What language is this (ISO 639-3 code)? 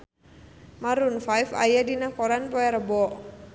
sun